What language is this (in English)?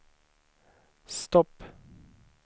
Swedish